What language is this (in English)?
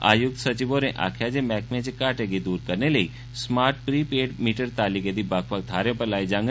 Dogri